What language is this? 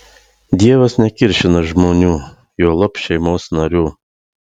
Lithuanian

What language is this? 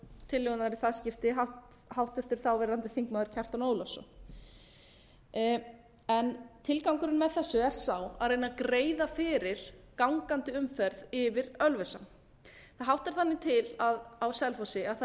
Icelandic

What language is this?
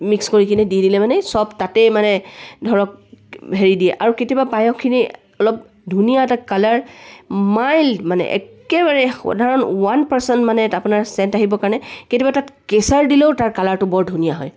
Assamese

